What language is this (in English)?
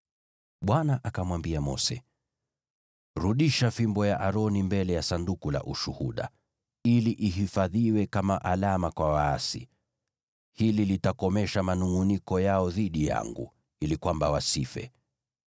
Swahili